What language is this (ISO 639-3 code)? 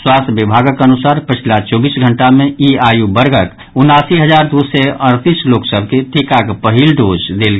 mai